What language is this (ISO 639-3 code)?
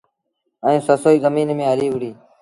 sbn